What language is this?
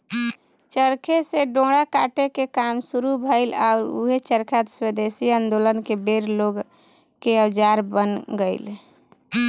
Bhojpuri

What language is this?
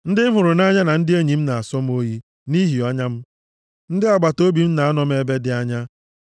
Igbo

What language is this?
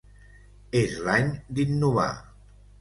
Catalan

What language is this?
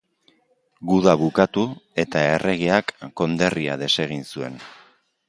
Basque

